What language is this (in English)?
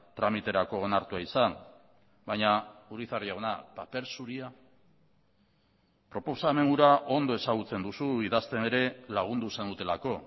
Basque